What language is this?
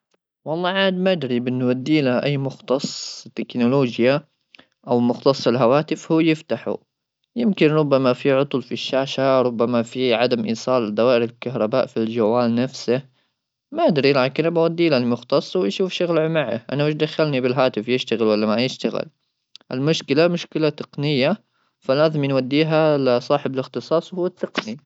Gulf Arabic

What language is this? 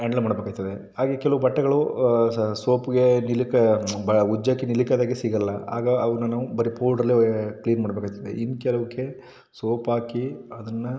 Kannada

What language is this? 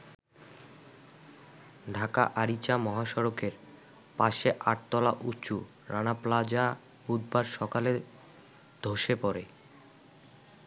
Bangla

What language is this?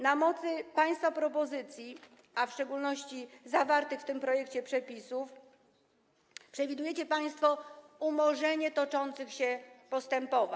Polish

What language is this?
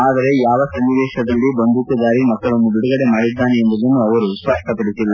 Kannada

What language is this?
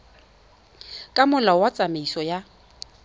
Tswana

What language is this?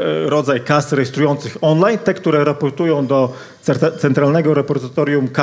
Polish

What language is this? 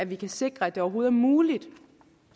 Danish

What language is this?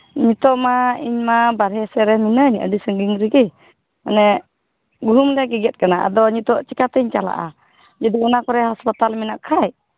Santali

